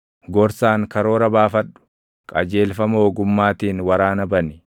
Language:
Oromo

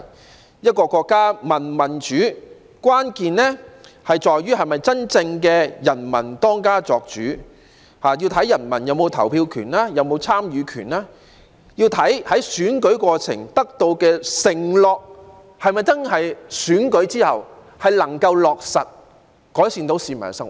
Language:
Cantonese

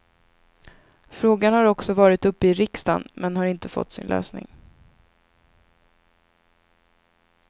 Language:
Swedish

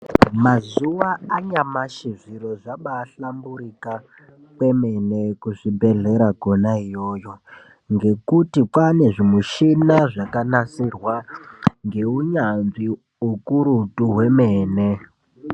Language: Ndau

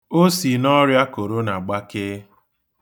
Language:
Igbo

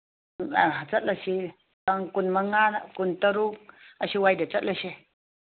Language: Manipuri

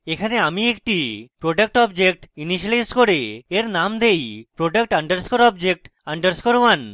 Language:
Bangla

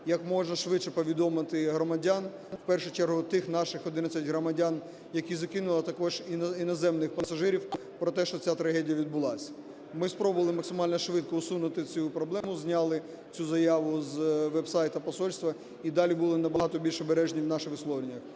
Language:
Ukrainian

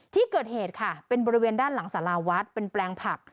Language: Thai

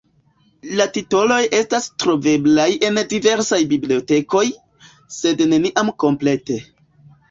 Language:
Esperanto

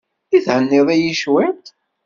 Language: Kabyle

